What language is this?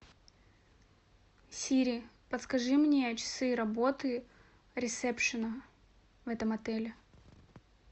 Russian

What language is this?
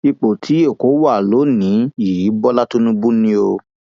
Yoruba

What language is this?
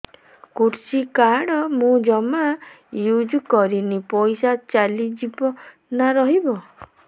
Odia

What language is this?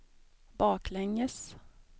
Swedish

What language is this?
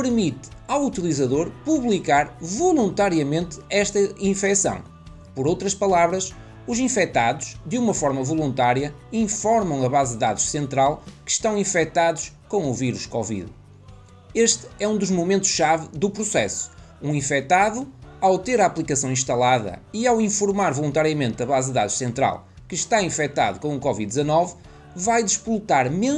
Portuguese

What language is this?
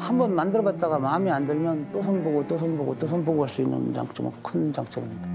Korean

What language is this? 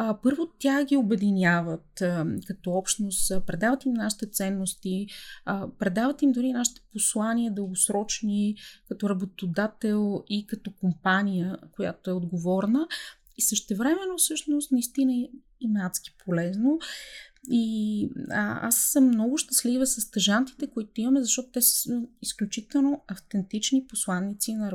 Bulgarian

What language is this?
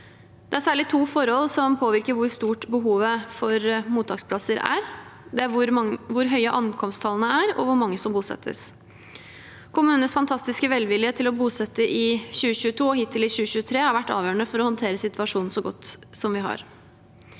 Norwegian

